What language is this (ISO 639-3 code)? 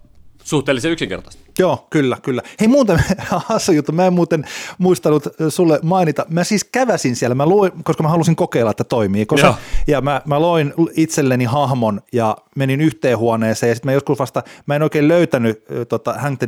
fin